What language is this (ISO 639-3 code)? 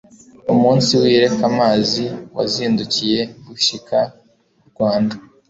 kin